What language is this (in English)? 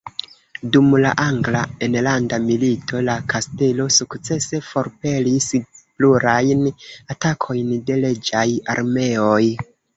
Esperanto